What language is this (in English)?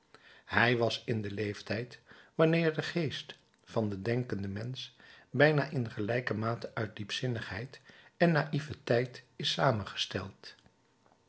Dutch